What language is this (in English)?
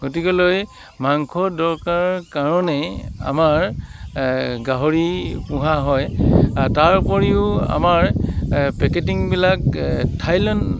Assamese